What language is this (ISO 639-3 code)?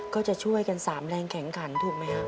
tha